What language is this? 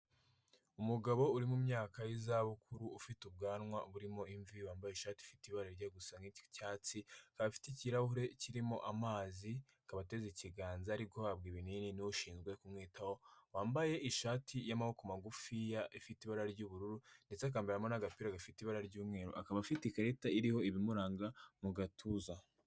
Kinyarwanda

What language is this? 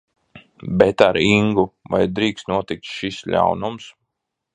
Latvian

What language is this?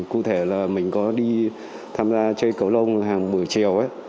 Vietnamese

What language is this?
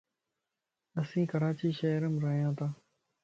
Lasi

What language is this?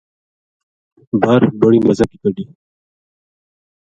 Gujari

